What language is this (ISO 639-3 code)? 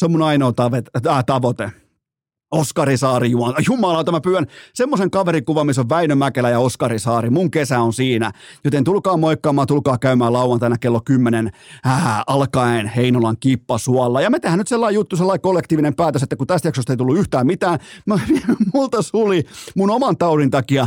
fin